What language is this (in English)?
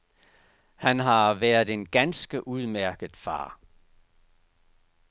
Danish